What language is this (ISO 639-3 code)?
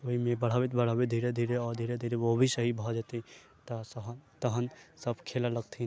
mai